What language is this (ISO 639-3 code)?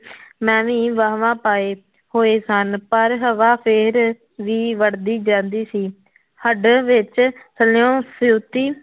pan